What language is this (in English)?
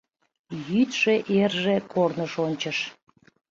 Mari